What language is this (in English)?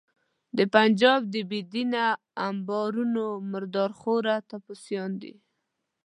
Pashto